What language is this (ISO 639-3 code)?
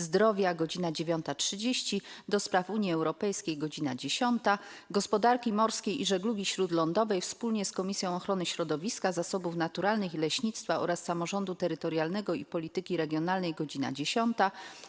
pol